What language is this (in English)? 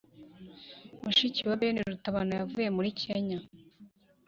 Kinyarwanda